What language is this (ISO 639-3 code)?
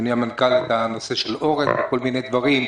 heb